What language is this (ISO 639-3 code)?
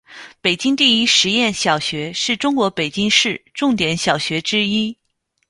zho